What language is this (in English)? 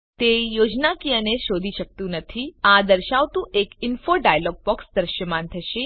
Gujarati